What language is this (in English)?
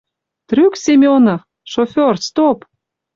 Western Mari